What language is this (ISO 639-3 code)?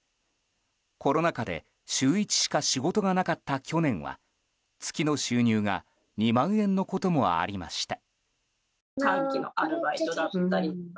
jpn